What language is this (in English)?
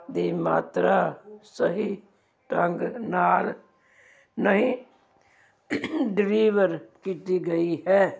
Punjabi